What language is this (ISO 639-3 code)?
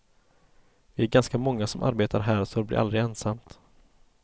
swe